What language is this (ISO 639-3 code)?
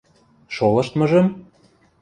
mrj